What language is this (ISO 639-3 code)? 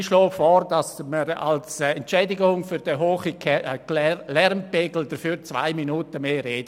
gsw